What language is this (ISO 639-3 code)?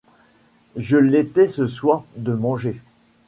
fra